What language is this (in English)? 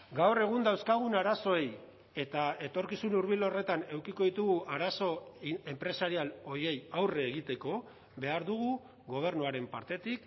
Basque